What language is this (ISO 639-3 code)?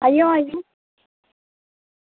doi